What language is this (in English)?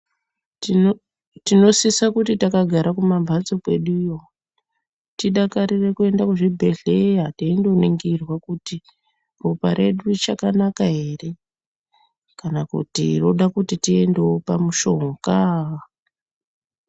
Ndau